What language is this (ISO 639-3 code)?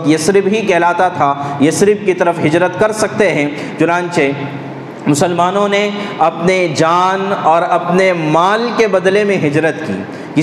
urd